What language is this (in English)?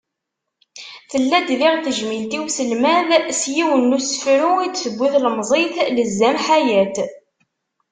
Kabyle